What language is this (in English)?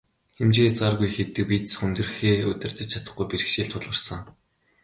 Mongolian